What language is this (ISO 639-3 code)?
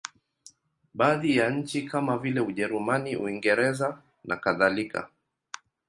swa